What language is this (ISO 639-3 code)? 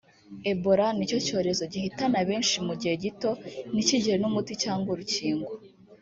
kin